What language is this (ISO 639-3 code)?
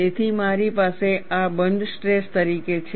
guj